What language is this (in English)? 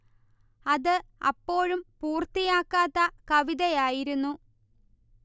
Malayalam